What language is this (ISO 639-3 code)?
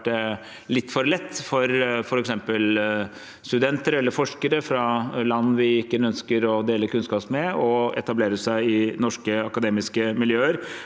nor